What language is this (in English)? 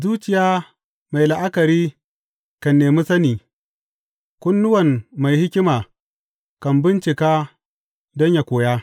Hausa